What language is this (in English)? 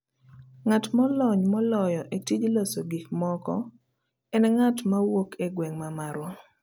Luo (Kenya and Tanzania)